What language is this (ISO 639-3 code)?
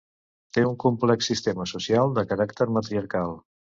cat